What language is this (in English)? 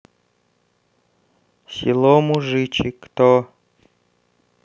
Russian